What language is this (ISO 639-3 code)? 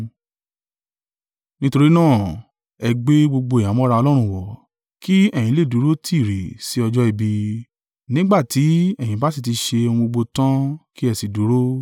yor